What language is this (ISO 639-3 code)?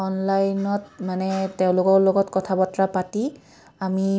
asm